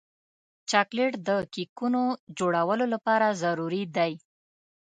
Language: Pashto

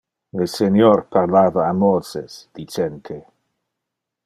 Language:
Interlingua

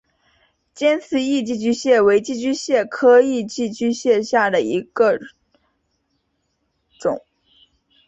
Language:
Chinese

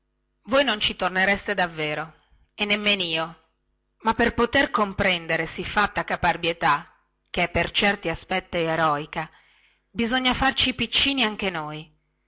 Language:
Italian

